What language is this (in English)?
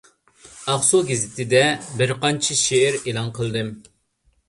Uyghur